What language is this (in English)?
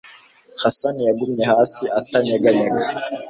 Kinyarwanda